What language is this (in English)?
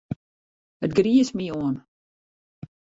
Western Frisian